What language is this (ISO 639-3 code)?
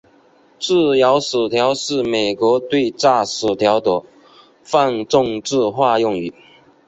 zho